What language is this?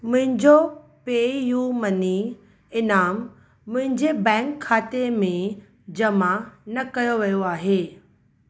Sindhi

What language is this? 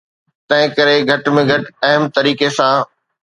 Sindhi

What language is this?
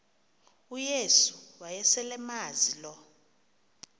Xhosa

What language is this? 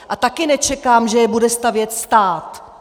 Czech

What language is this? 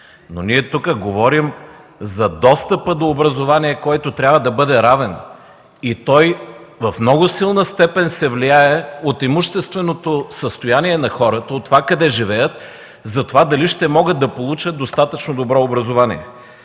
Bulgarian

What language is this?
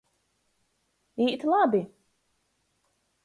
Latgalian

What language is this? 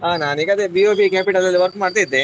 Kannada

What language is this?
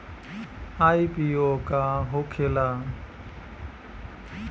Bhojpuri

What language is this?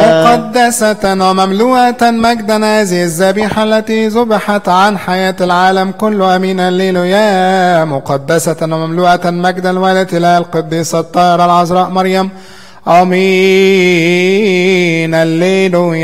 Arabic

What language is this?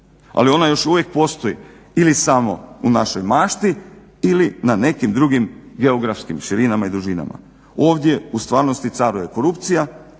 Croatian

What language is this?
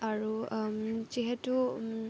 Assamese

